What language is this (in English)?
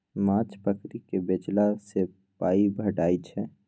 Maithili